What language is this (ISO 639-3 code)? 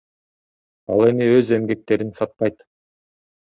kir